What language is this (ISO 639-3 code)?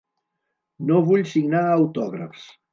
cat